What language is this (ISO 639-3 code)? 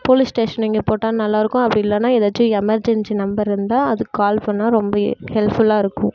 tam